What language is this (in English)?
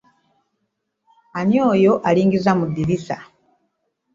Ganda